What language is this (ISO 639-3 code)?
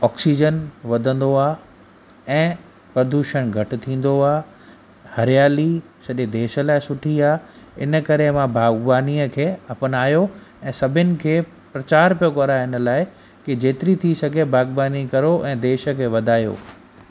snd